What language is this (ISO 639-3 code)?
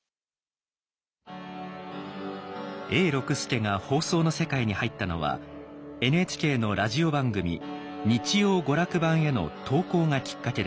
jpn